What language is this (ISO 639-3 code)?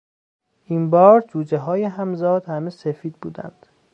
fas